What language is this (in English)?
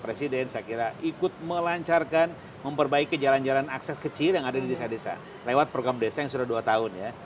Indonesian